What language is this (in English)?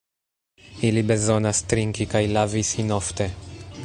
Esperanto